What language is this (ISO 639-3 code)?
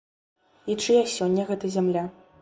bel